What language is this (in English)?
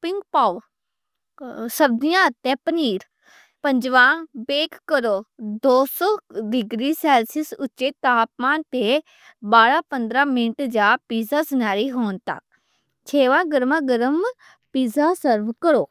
Western Panjabi